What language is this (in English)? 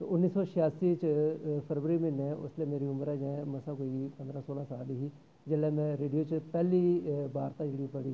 Dogri